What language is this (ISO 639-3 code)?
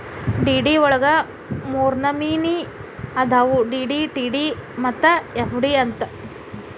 kan